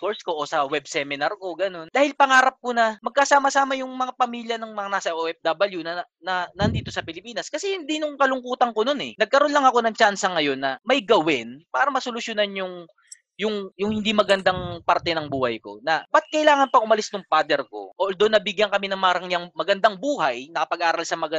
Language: Filipino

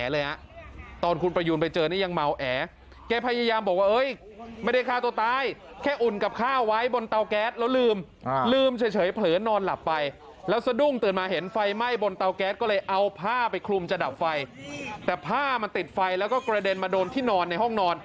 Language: Thai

